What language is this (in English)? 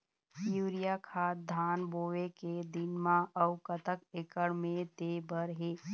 Chhattisgarhi